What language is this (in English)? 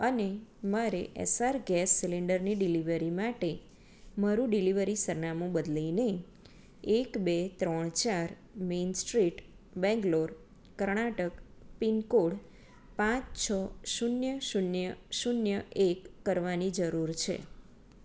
Gujarati